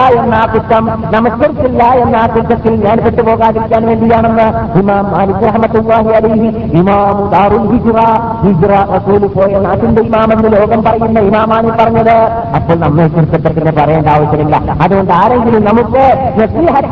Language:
Malayalam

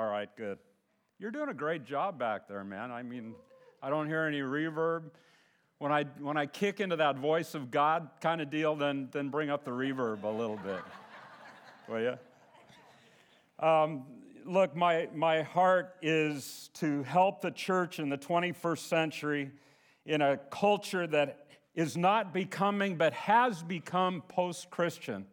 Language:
English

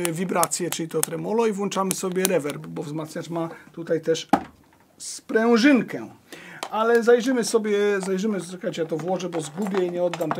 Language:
Polish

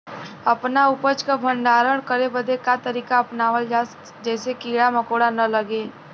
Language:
Bhojpuri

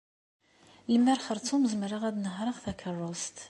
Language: Kabyle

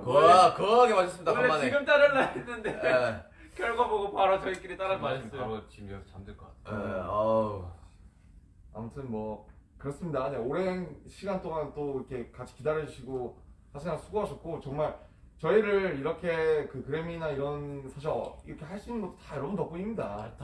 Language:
Korean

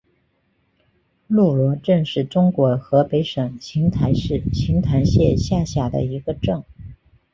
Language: Chinese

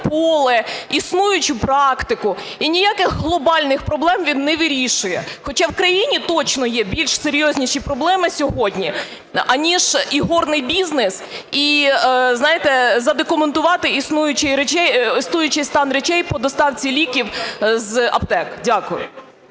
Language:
Ukrainian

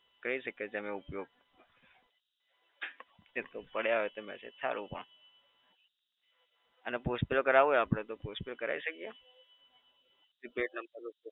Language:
Gujarati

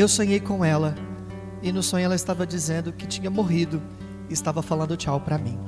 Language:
Portuguese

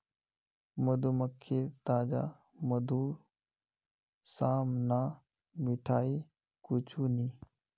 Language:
Magahi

